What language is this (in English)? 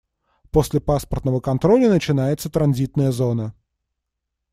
Russian